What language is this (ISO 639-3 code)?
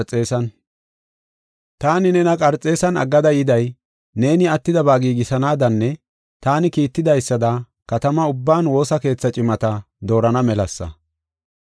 gof